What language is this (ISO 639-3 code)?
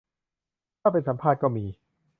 tha